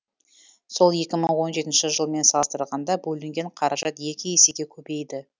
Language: Kazakh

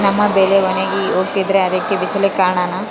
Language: Kannada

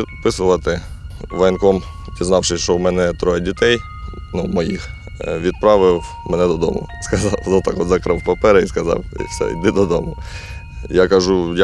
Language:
Ukrainian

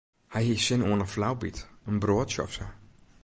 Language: Western Frisian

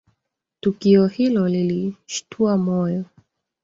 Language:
Swahili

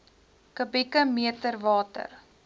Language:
Afrikaans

